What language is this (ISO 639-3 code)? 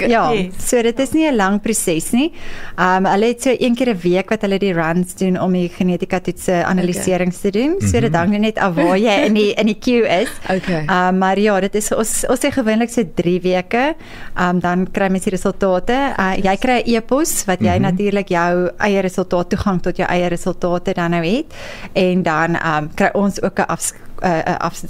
nld